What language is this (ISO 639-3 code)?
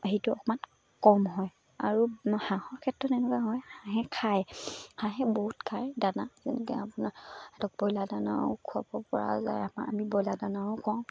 asm